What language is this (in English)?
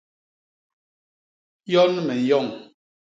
Basaa